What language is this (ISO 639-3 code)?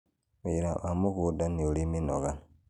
kik